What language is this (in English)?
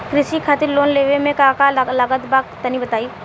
Bhojpuri